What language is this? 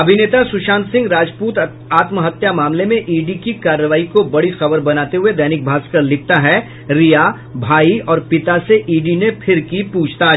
Hindi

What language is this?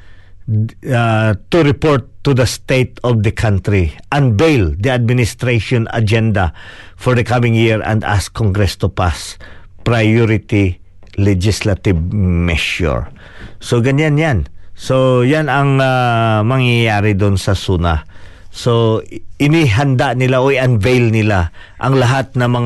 Filipino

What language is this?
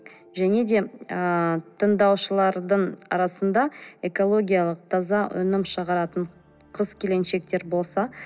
Kazakh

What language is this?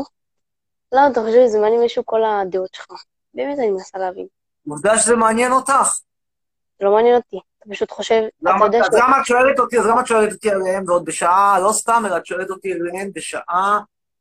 Hebrew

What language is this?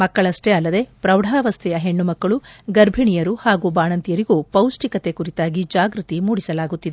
Kannada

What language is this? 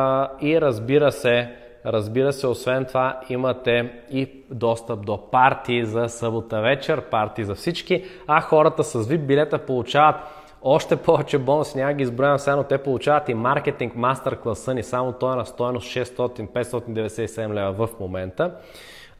Bulgarian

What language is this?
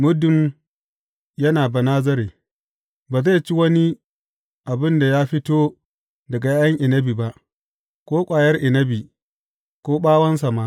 Hausa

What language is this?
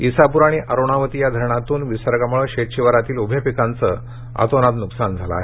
Marathi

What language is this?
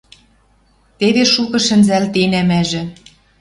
Western Mari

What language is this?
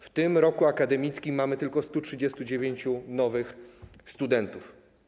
Polish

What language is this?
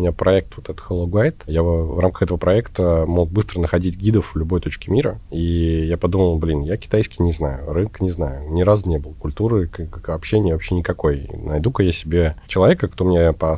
Russian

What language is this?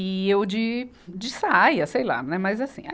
Portuguese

